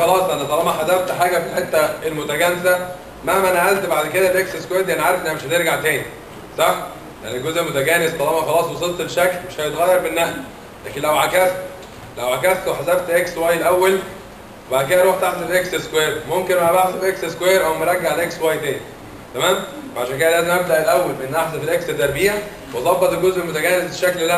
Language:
Arabic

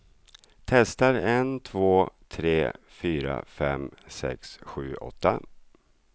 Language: Swedish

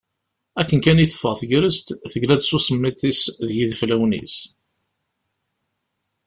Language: Kabyle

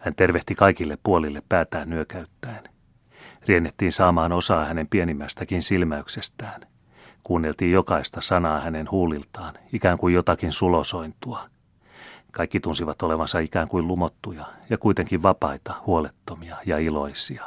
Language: Finnish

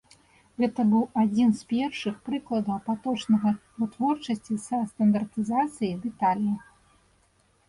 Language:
Belarusian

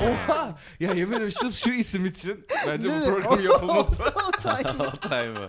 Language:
Turkish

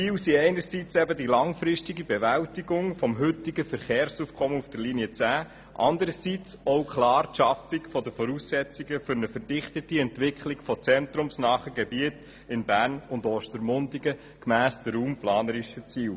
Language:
Swiss German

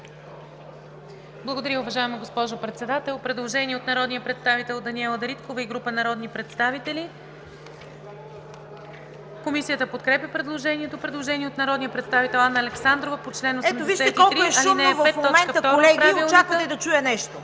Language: Bulgarian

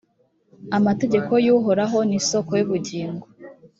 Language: Kinyarwanda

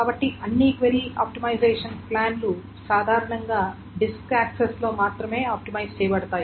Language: Telugu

